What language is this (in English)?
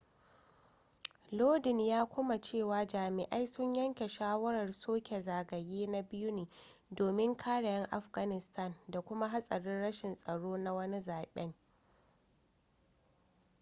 Hausa